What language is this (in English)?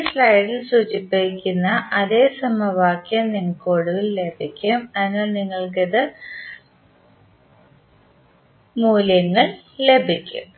Malayalam